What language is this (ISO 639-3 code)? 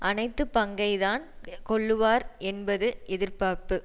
tam